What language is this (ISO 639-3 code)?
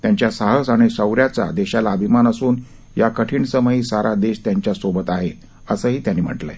mar